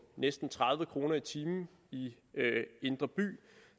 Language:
Danish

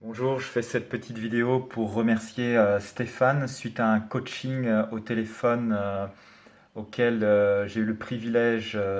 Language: French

